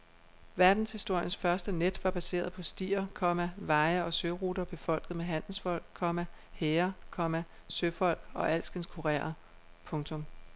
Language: Danish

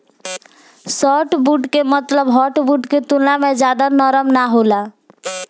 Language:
Bhojpuri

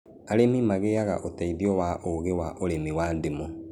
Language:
Kikuyu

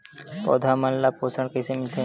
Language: Chhattisgarhi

